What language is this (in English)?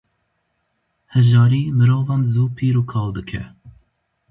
Kurdish